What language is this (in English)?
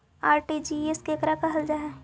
Magahi